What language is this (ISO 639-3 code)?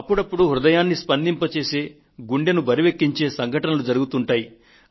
tel